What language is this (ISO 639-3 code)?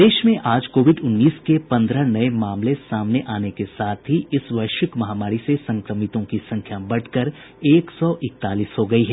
hin